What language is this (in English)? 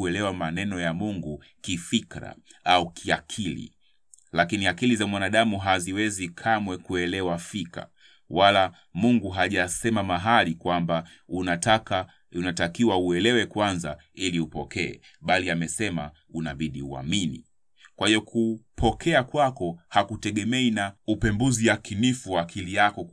Swahili